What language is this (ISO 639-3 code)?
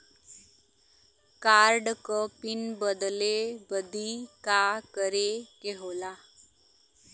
bho